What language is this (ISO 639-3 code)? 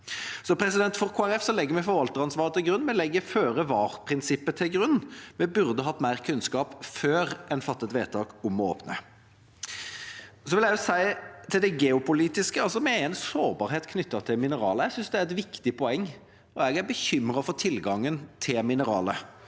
nor